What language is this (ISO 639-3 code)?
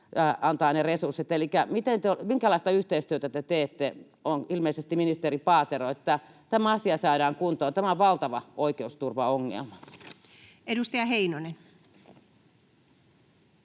fin